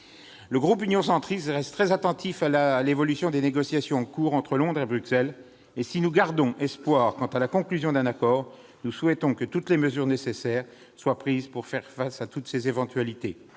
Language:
French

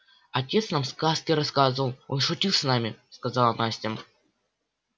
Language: Russian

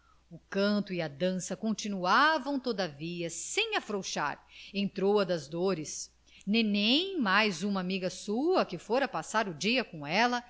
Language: Portuguese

